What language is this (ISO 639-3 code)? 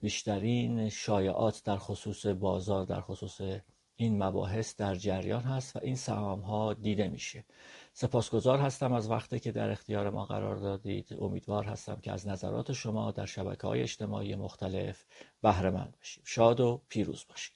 fas